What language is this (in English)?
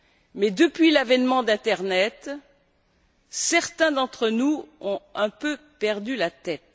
French